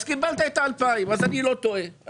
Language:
Hebrew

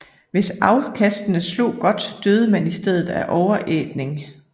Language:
Danish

